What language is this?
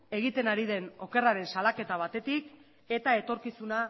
Basque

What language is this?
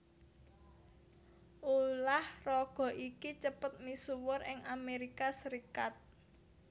Javanese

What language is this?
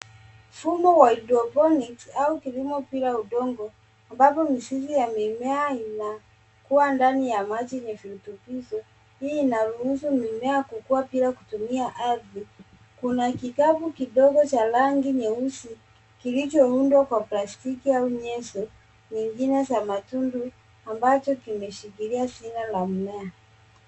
Swahili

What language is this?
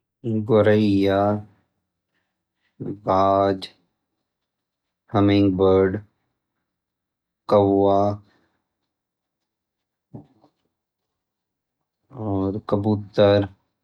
Garhwali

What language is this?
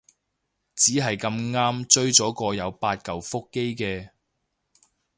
Cantonese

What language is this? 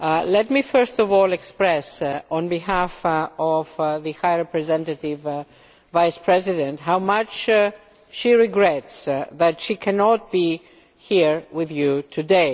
English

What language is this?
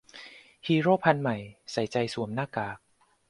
Thai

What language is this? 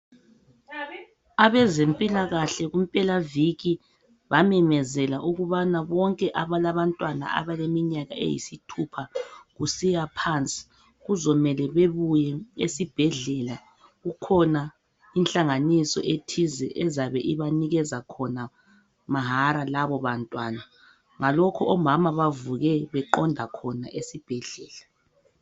North Ndebele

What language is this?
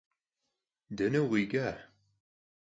Kabardian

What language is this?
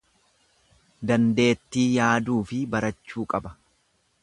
Oromo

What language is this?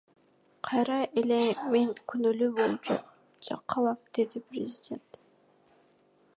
Kyrgyz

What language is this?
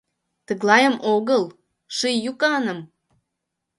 Mari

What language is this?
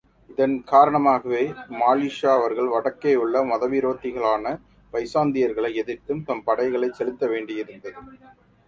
Tamil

